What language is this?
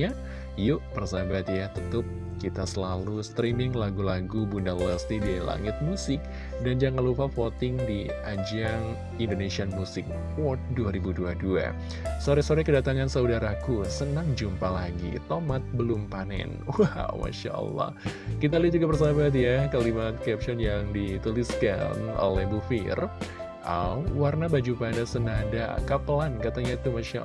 Indonesian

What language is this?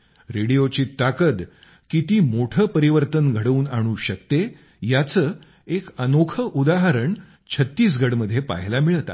Marathi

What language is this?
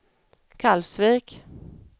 Swedish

